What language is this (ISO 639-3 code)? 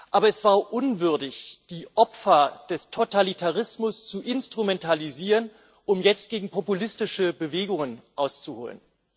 deu